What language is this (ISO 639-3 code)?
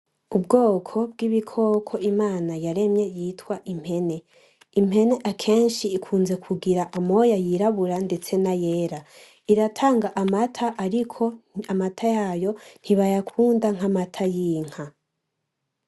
run